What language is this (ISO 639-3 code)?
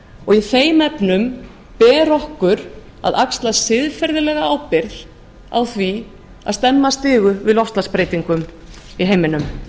isl